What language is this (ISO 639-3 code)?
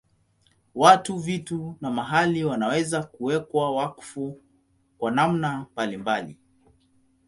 swa